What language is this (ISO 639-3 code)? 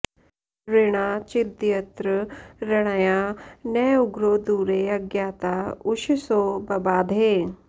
san